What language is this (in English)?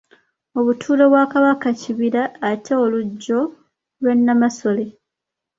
Ganda